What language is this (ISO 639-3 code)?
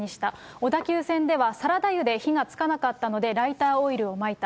jpn